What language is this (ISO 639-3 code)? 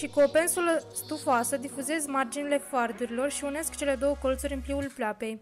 ron